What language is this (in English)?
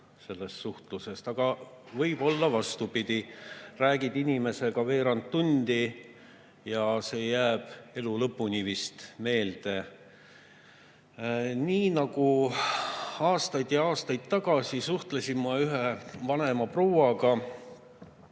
Estonian